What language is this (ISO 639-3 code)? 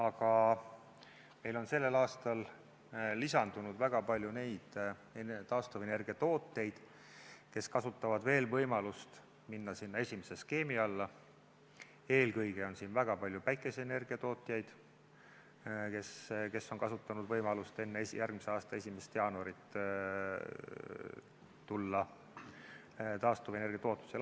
est